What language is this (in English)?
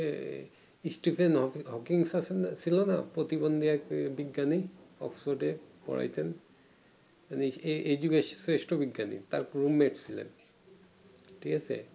Bangla